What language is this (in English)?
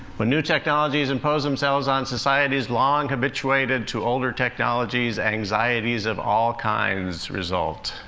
English